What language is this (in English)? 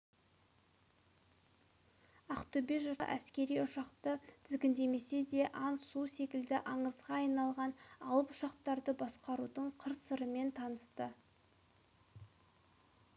Kazakh